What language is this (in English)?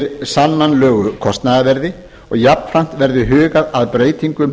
Icelandic